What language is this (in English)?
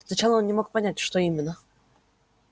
Russian